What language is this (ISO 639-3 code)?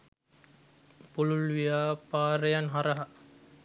sin